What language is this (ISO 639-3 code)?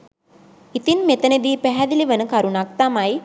sin